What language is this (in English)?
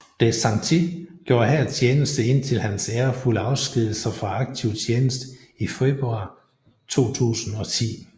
Danish